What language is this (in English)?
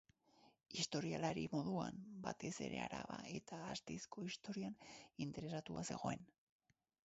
Basque